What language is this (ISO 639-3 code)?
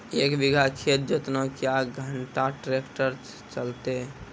mai